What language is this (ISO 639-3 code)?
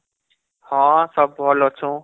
ori